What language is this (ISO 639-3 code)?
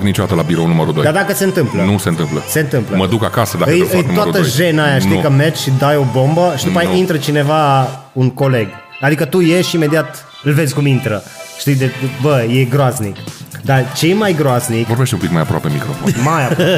ron